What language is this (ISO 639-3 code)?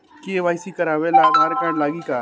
bho